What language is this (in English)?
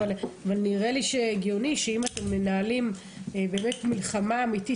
Hebrew